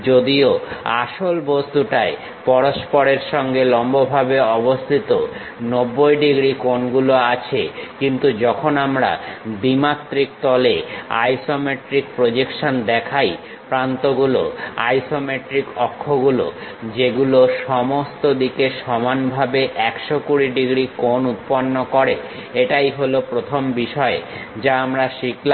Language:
Bangla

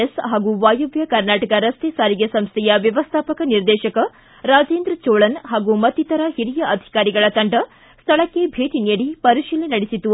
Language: Kannada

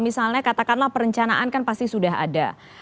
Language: Indonesian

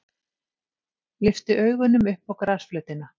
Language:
Icelandic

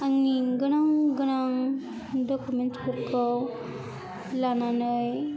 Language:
Bodo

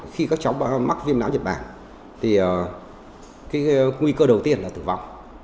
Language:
Vietnamese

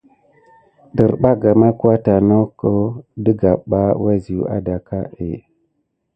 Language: Gidar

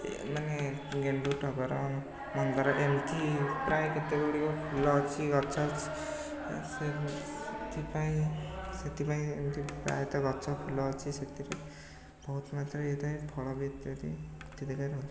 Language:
Odia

